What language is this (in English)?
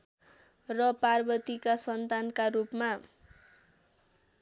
Nepali